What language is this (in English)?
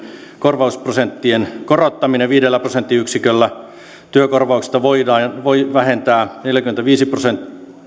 Finnish